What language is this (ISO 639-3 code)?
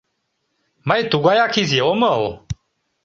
chm